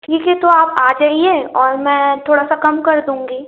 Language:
Hindi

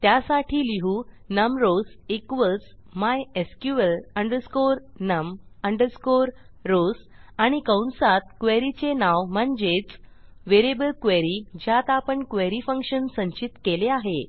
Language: Marathi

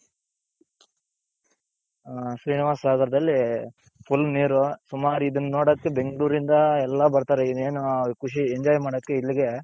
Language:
Kannada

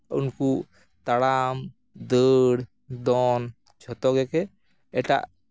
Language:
Santali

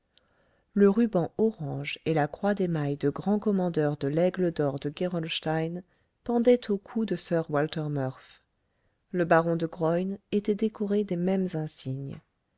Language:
French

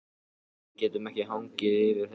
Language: Icelandic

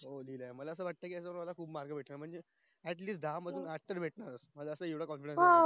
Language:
Marathi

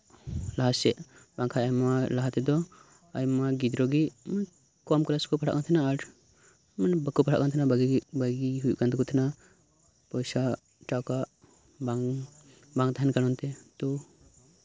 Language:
Santali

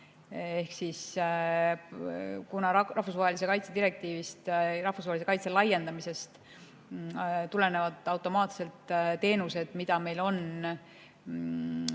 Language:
Estonian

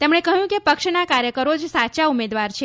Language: Gujarati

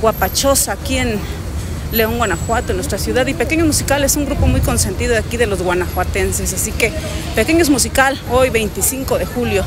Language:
Spanish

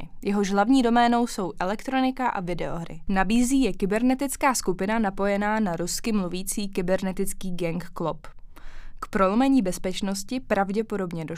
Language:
Czech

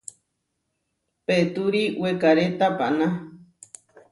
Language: Huarijio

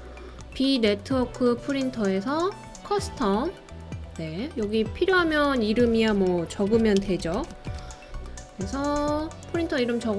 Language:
Korean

